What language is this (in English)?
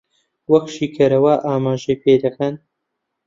Central Kurdish